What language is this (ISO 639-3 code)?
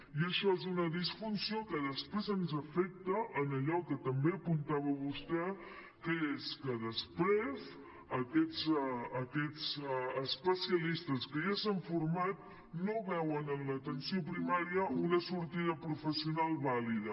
cat